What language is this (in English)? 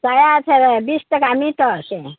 Maithili